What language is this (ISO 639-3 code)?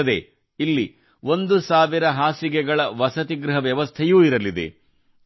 kan